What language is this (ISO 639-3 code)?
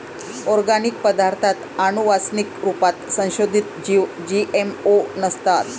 mar